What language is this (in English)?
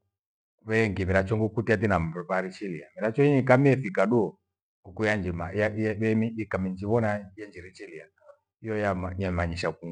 Gweno